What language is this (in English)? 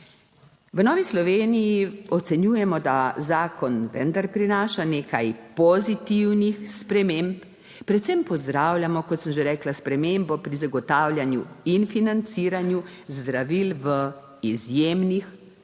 Slovenian